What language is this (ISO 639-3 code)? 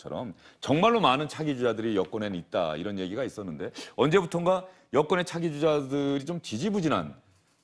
kor